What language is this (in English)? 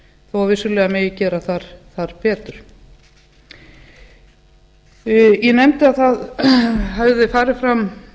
Icelandic